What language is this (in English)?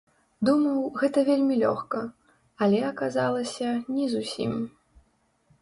Belarusian